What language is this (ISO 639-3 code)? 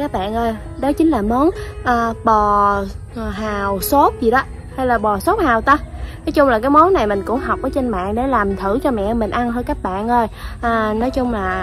vie